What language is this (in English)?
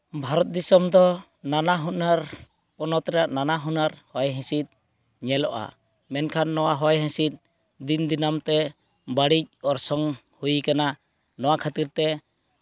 Santali